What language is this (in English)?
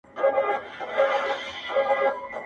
Pashto